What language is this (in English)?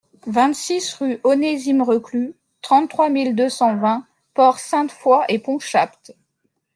French